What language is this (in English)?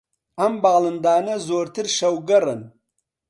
Central Kurdish